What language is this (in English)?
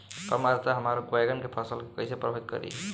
Bhojpuri